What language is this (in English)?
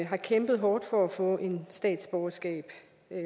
Danish